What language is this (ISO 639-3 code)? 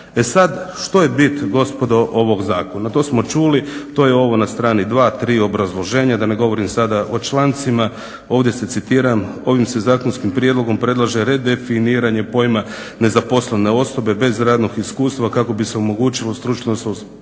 hrv